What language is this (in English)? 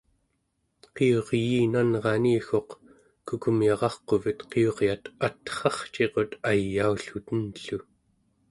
Central Yupik